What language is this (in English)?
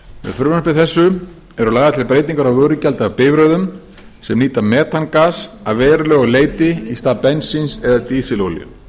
Icelandic